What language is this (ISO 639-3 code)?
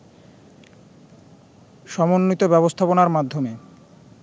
ben